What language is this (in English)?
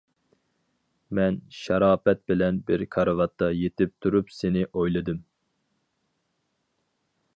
Uyghur